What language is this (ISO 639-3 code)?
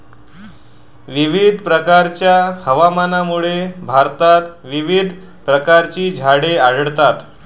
mar